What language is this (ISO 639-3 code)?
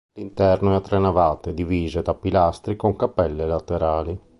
ita